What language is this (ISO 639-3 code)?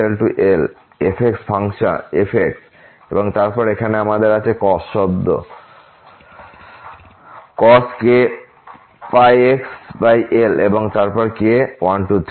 ben